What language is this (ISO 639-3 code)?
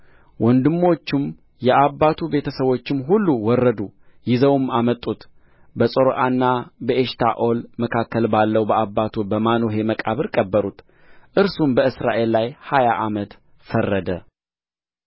amh